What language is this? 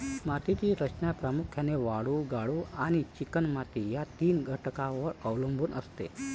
Marathi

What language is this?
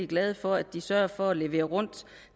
Danish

